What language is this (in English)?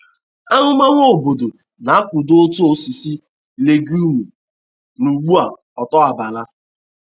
Igbo